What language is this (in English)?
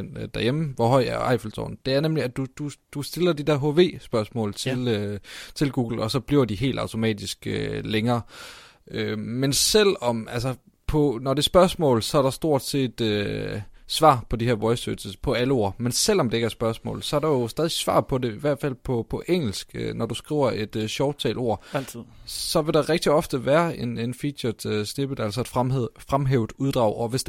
Danish